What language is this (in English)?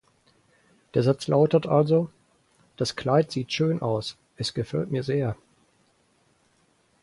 German